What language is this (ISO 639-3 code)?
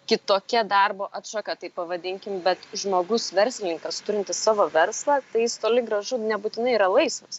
lit